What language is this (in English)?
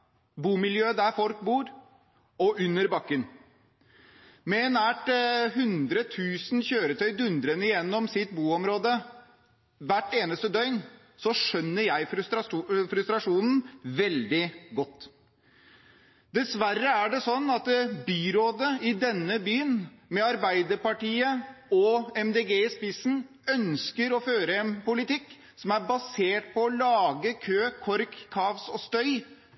Norwegian Bokmål